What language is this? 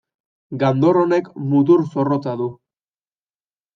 Basque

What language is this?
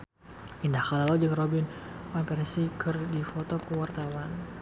Sundanese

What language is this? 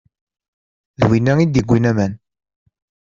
Kabyle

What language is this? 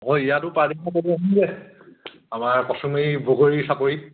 Assamese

